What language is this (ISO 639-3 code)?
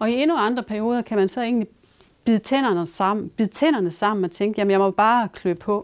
dan